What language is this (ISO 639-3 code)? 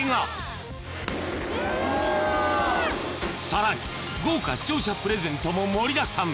jpn